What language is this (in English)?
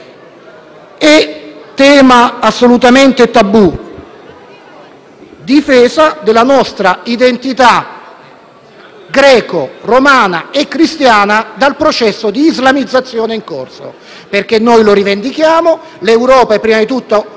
Italian